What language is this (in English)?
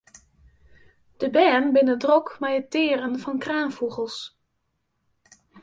Western Frisian